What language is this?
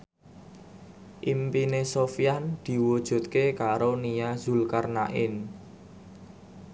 Javanese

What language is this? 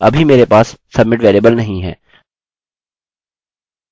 Hindi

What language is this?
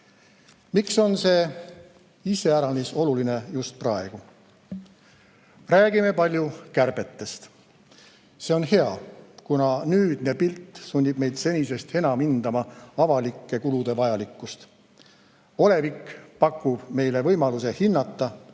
Estonian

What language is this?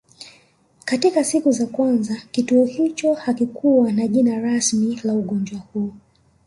Swahili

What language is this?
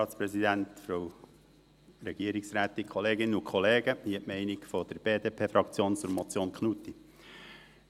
Swiss German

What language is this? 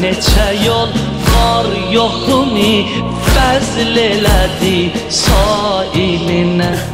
Turkish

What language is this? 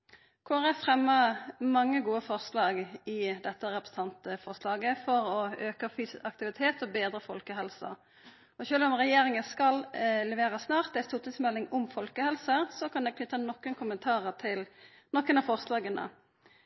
Norwegian Nynorsk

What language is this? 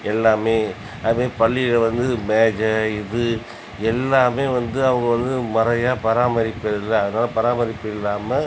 Tamil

